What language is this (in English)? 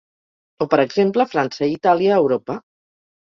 Catalan